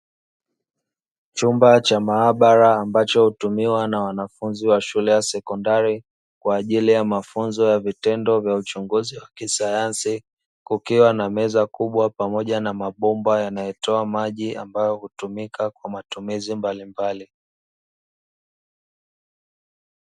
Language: Swahili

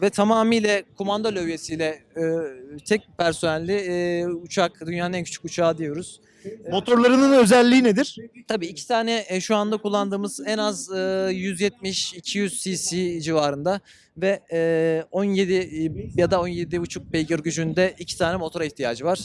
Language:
Turkish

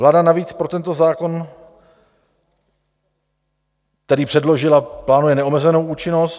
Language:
Czech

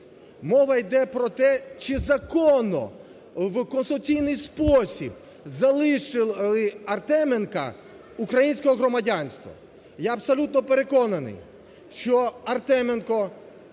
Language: Ukrainian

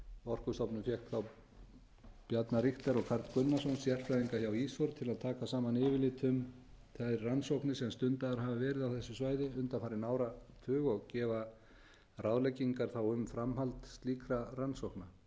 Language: Icelandic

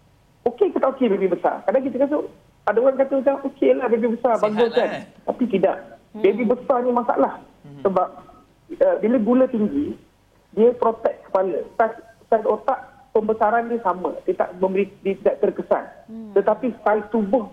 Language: Malay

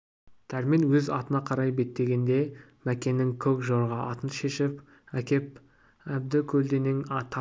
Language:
Kazakh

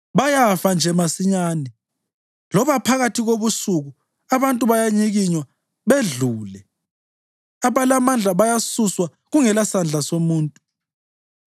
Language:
North Ndebele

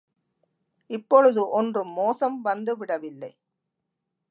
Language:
Tamil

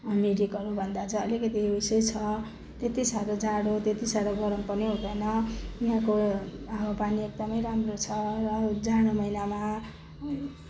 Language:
Nepali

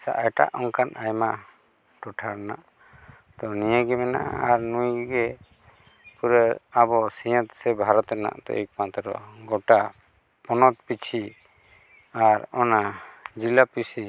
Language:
Santali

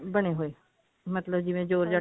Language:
Punjabi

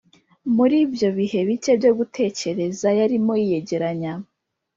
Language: Kinyarwanda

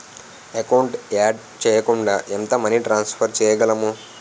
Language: Telugu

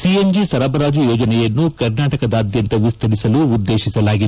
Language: Kannada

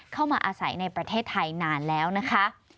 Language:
Thai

